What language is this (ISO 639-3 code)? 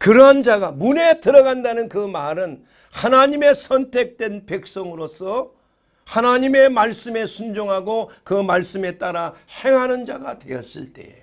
kor